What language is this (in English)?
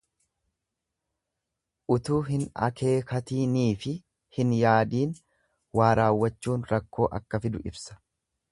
Oromo